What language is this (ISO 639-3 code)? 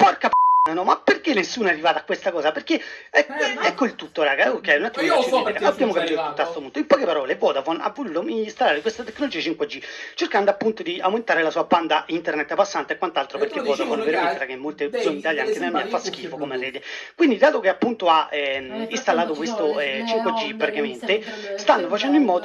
ita